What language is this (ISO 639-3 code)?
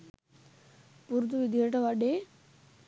sin